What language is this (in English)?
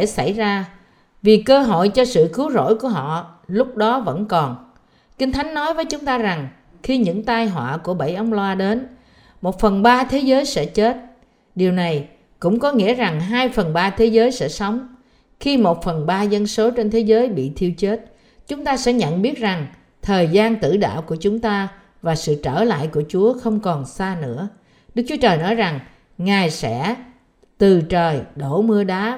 Vietnamese